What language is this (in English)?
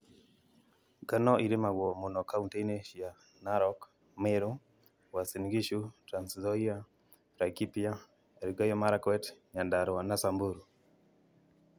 Kikuyu